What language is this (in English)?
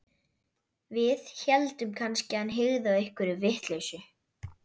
Icelandic